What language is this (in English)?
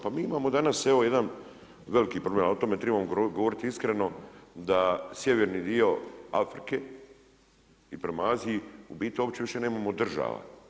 Croatian